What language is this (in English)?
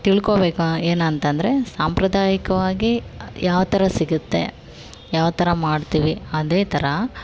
Kannada